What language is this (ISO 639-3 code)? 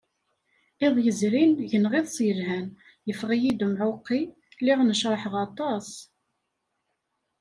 kab